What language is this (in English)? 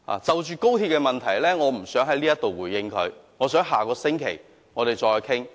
Cantonese